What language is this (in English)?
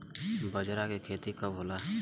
Bhojpuri